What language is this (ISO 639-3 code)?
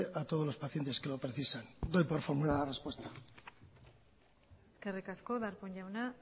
spa